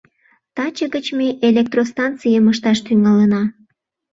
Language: Mari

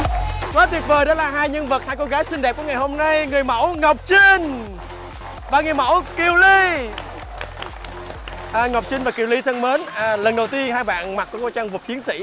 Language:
Vietnamese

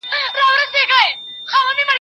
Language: Pashto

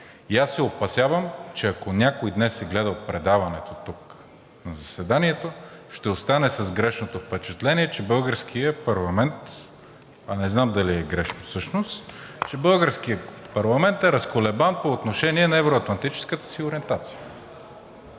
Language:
Bulgarian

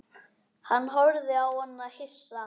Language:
Icelandic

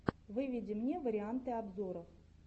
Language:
Russian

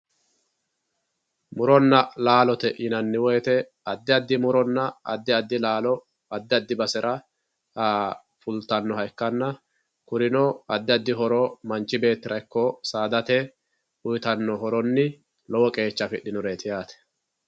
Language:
Sidamo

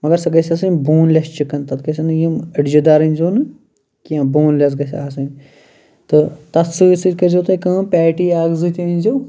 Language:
Kashmiri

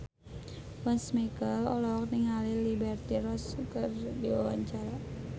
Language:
Sundanese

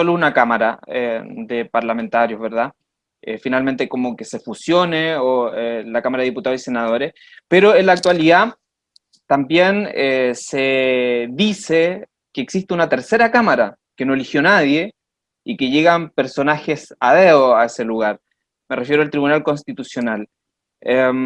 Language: Spanish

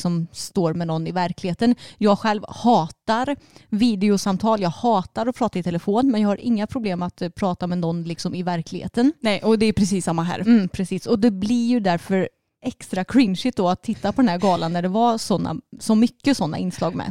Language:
Swedish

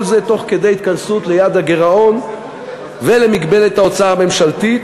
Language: Hebrew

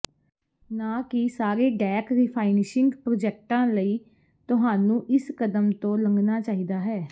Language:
Punjabi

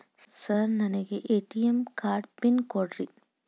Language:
Kannada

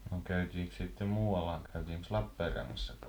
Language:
Finnish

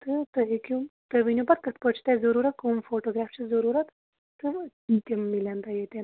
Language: Kashmiri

